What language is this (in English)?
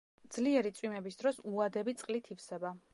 Georgian